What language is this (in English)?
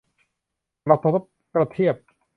Thai